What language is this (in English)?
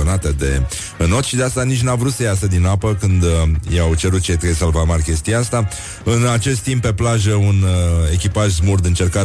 Romanian